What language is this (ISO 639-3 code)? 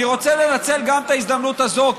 heb